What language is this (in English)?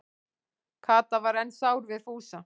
Icelandic